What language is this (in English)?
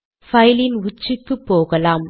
Tamil